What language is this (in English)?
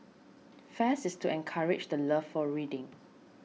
English